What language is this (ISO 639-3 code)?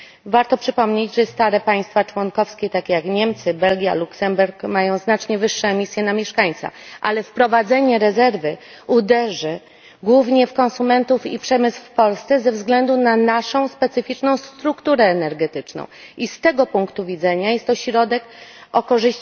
pol